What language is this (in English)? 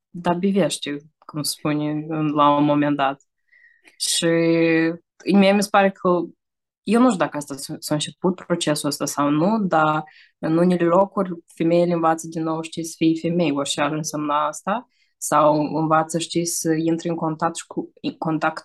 Romanian